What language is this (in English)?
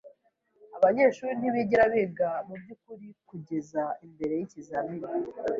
Kinyarwanda